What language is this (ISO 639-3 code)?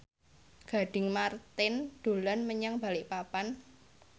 jav